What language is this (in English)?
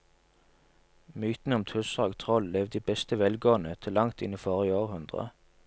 Norwegian